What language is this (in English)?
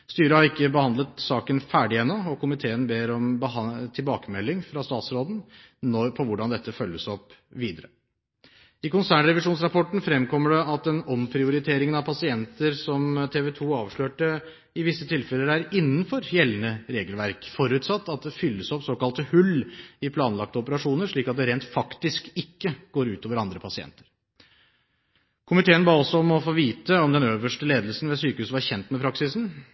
Norwegian Bokmål